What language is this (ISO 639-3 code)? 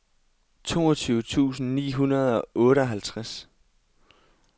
dan